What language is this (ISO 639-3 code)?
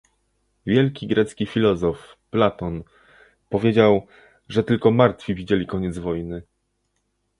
pol